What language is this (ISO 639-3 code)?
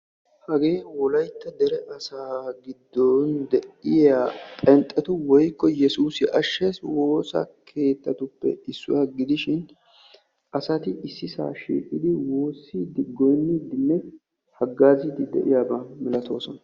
wal